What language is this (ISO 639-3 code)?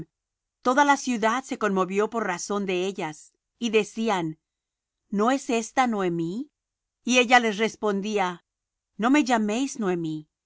spa